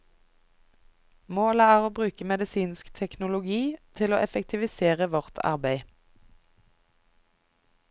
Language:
Norwegian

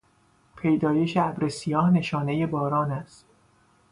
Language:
Persian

